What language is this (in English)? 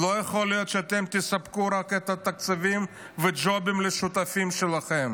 Hebrew